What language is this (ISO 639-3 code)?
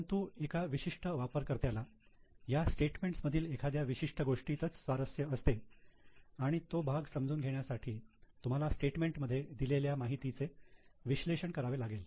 mar